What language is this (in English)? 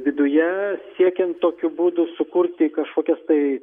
Lithuanian